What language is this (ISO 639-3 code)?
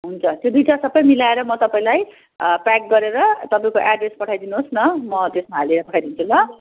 nep